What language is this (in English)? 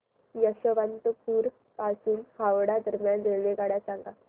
Marathi